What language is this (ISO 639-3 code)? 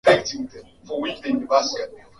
swa